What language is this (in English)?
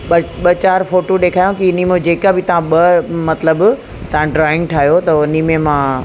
Sindhi